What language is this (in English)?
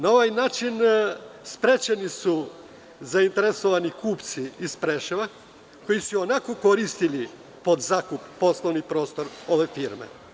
Serbian